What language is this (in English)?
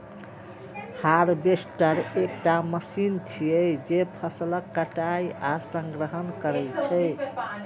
Maithili